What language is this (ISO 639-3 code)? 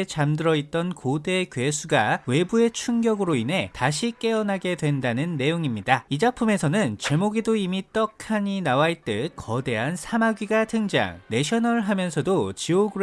kor